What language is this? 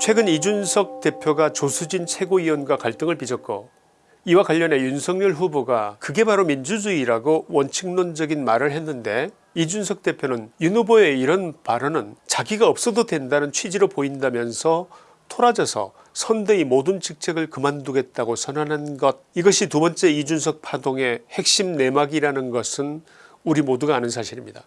Korean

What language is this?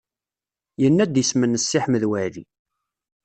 Kabyle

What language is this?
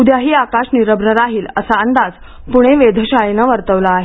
Marathi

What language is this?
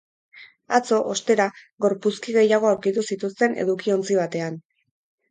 Basque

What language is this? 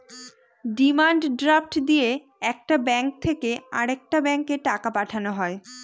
Bangla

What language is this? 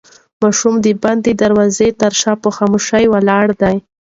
Pashto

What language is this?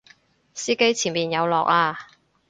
Cantonese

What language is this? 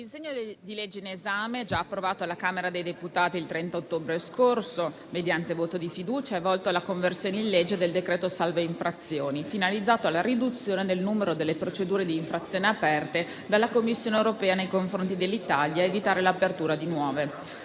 Italian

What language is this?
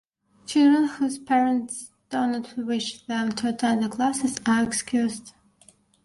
English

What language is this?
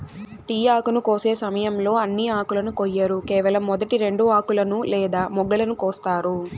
Telugu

